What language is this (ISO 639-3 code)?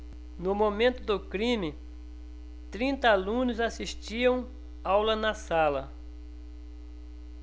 por